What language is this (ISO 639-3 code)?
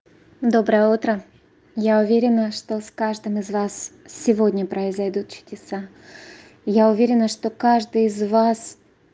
rus